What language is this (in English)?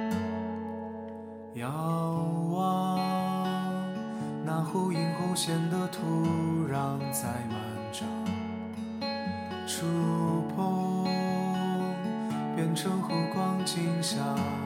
Chinese